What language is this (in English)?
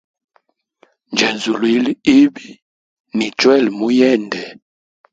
Hemba